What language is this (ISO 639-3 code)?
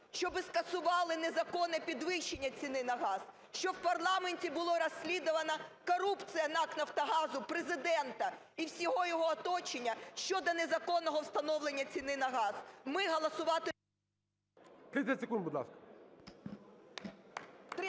ukr